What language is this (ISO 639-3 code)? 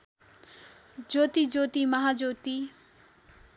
nep